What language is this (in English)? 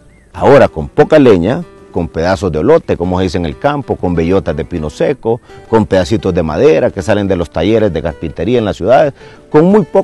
Spanish